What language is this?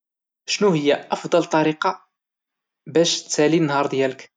Moroccan Arabic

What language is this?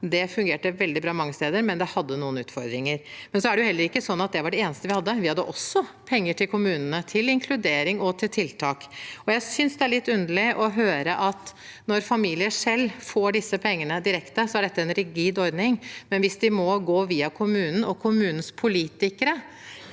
Norwegian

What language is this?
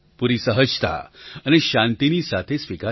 Gujarati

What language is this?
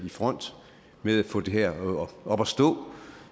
Danish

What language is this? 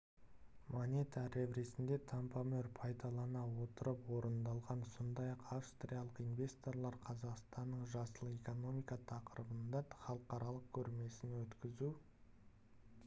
Kazakh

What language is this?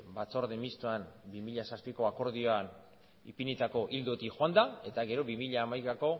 Basque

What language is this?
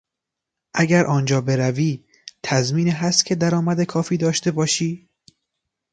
Persian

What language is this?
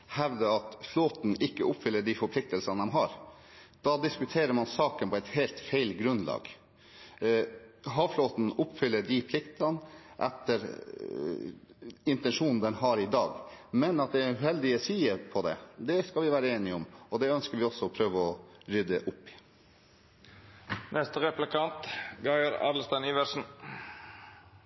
Norwegian Bokmål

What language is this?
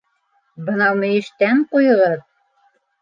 Bashkir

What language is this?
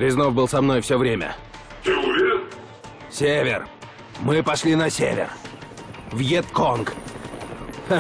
Russian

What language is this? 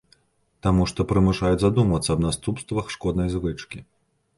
Belarusian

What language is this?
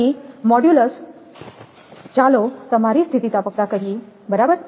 Gujarati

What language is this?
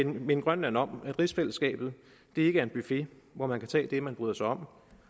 Danish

